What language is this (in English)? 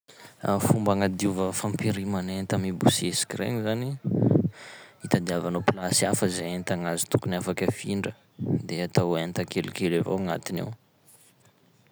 Sakalava Malagasy